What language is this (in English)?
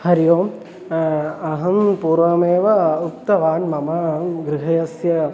Sanskrit